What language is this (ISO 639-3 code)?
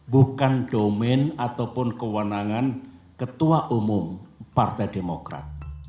ind